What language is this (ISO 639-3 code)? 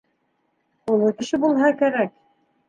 bak